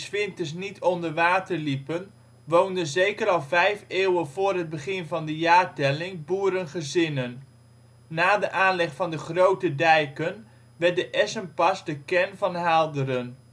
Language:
Dutch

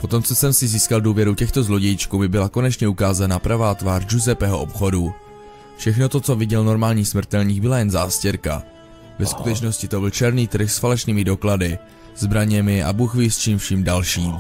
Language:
Czech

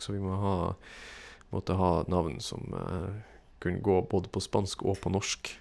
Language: Norwegian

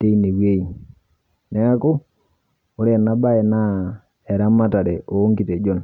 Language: Masai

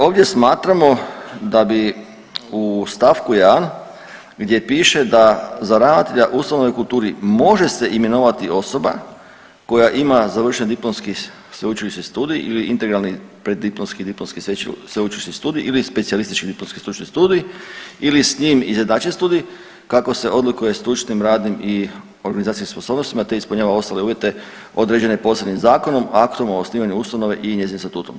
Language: Croatian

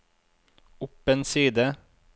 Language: Norwegian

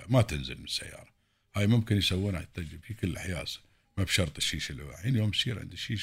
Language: Arabic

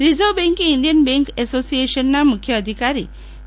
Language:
Gujarati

